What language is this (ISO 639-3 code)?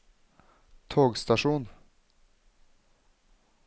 nor